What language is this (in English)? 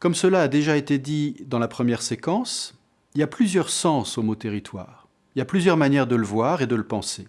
French